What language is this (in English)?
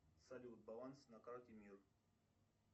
Russian